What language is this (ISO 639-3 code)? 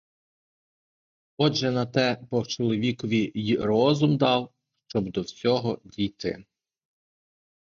ukr